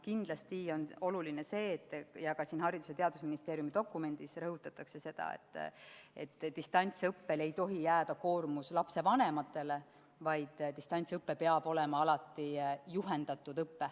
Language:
Estonian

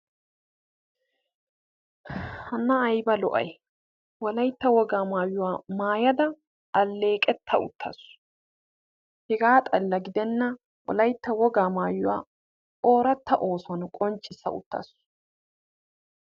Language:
Wolaytta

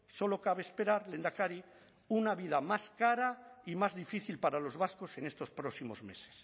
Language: Spanish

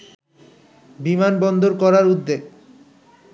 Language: Bangla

